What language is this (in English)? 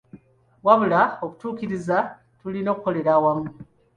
Ganda